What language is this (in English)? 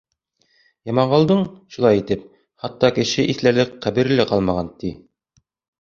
Bashkir